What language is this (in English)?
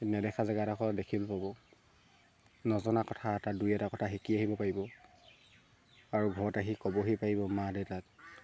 Assamese